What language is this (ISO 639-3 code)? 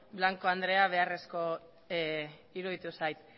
eus